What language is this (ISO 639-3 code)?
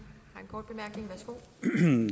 dan